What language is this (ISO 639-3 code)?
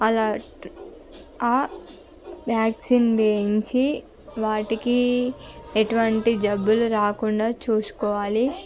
tel